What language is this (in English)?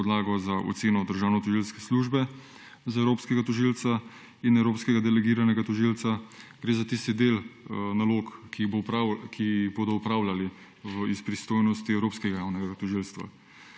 Slovenian